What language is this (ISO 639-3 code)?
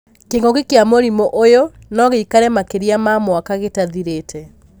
kik